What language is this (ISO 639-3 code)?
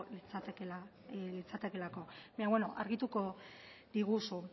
eus